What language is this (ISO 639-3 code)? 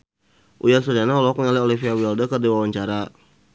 sun